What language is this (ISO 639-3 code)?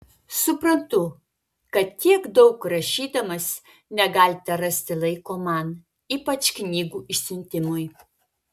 lit